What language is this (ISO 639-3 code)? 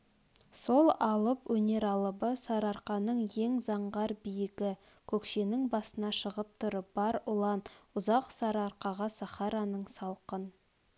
kaz